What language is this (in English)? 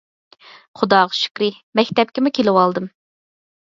Uyghur